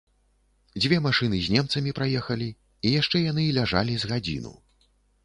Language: Belarusian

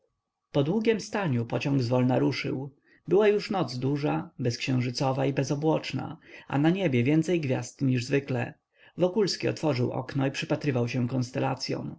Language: Polish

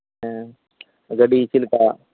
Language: Santali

